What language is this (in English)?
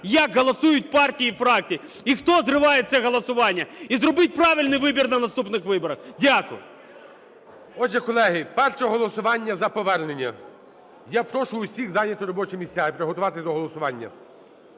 Ukrainian